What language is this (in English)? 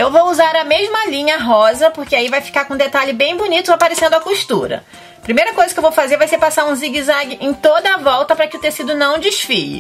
Portuguese